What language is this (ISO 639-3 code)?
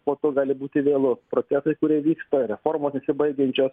lit